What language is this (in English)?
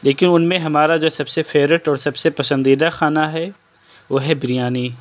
Urdu